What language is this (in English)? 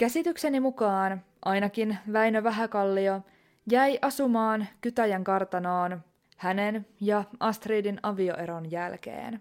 Finnish